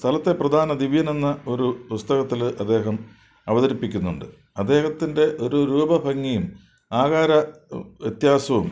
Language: Malayalam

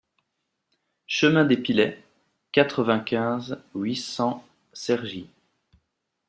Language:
French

